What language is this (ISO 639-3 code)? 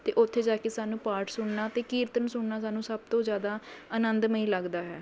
pan